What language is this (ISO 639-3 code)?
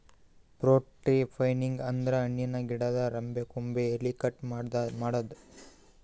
kan